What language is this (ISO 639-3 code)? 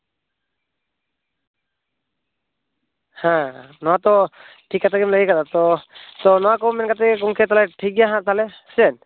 sat